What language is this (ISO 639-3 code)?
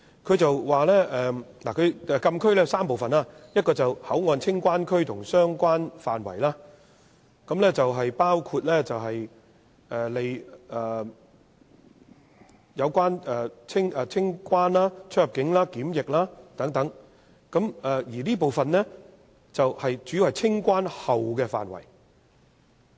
yue